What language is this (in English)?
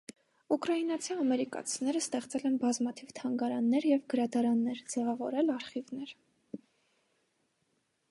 Armenian